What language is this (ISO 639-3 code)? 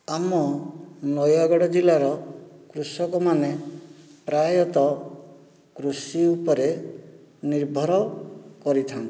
ori